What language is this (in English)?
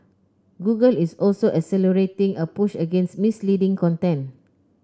English